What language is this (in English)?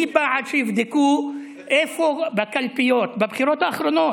Hebrew